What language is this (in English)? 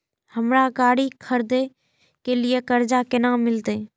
Maithili